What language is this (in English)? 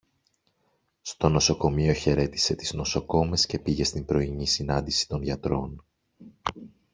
Greek